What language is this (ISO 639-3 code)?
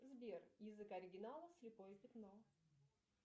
rus